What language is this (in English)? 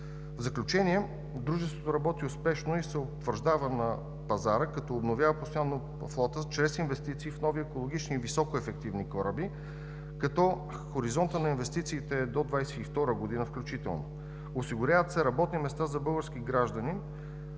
Bulgarian